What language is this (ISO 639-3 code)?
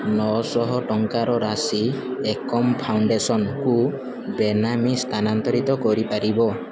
ori